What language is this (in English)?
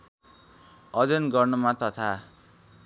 Nepali